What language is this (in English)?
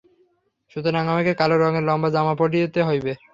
Bangla